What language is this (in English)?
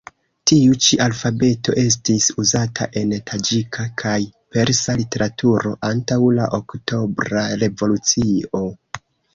Esperanto